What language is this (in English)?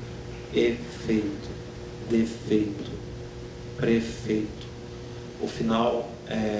Portuguese